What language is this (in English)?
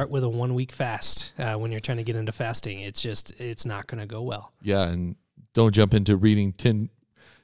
English